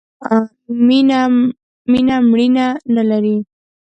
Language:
Pashto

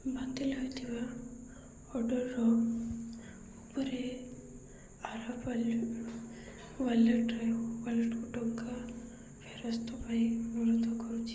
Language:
Odia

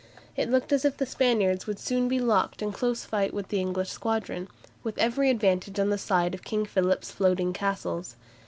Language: English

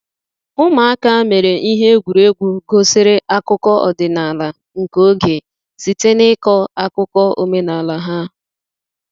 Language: Igbo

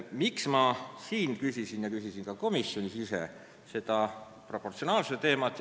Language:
Estonian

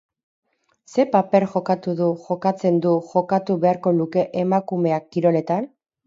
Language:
Basque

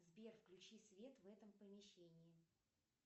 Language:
Russian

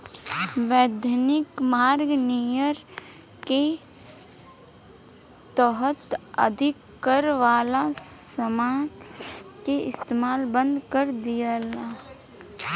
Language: Bhojpuri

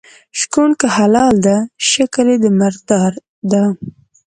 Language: Pashto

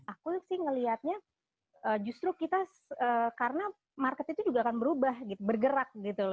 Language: Indonesian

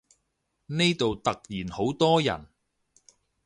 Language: Cantonese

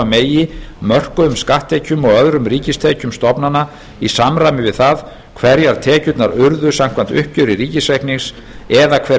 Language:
Icelandic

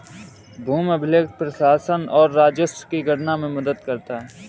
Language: Hindi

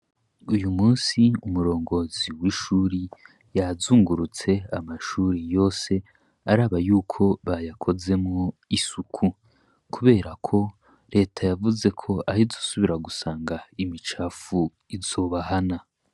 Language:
Rundi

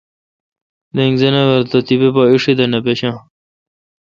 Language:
Kalkoti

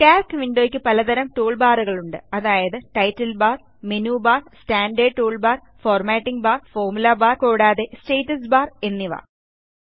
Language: Malayalam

